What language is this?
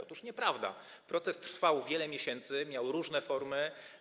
Polish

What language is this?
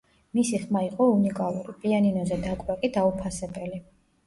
Georgian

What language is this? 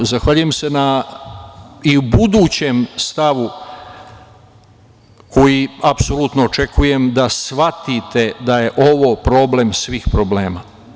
Serbian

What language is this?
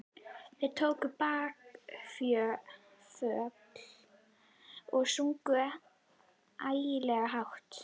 Icelandic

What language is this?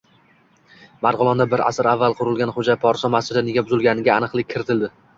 Uzbek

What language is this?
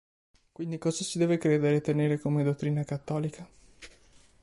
Italian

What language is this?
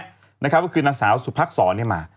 Thai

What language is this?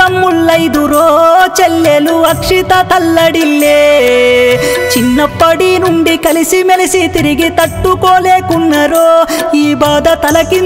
Telugu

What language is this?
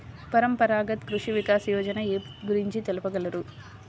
Telugu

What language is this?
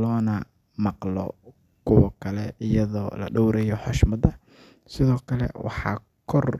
Somali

